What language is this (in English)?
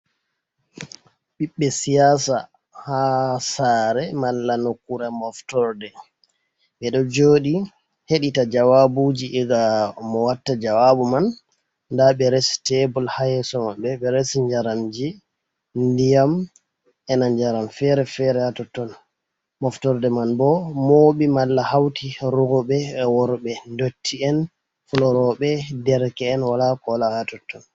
Fula